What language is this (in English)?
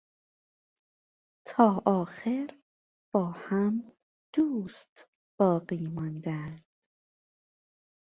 Persian